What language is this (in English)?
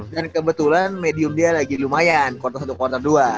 Indonesian